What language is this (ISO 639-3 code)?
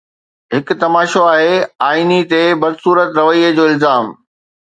snd